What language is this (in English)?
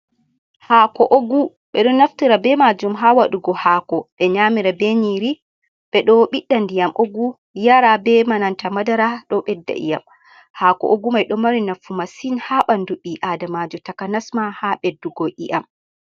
Fula